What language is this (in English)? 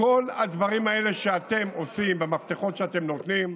Hebrew